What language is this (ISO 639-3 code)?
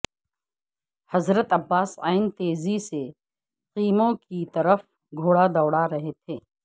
urd